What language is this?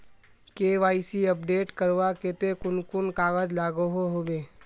Magahi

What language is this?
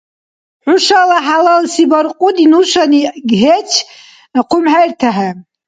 Dargwa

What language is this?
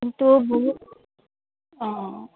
Assamese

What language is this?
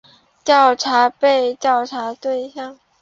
Chinese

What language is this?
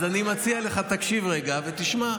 Hebrew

